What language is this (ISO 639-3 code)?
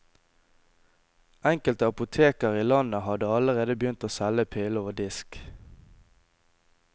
nor